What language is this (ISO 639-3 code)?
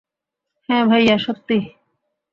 ben